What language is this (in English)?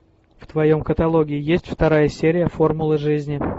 Russian